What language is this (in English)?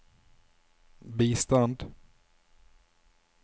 Norwegian